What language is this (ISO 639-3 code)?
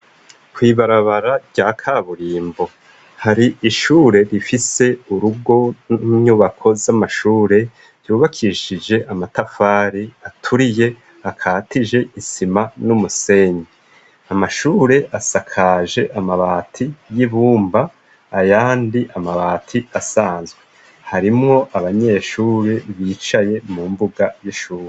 run